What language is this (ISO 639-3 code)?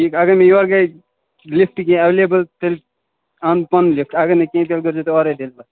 kas